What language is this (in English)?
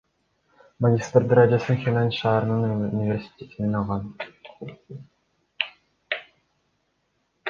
Kyrgyz